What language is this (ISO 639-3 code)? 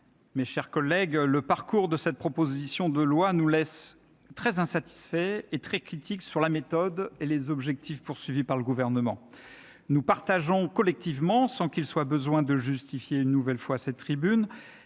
fra